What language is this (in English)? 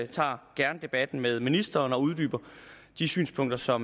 Danish